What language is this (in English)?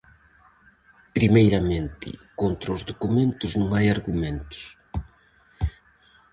Galician